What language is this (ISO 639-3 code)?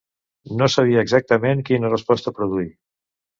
cat